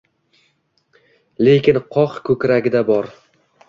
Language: Uzbek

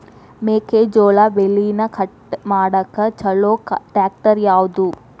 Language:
Kannada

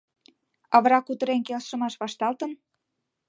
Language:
Mari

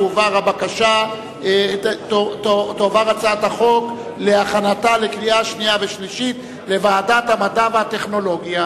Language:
Hebrew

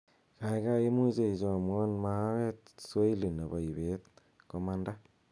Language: Kalenjin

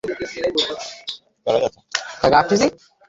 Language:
Bangla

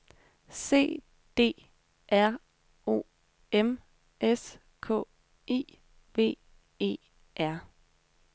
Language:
Danish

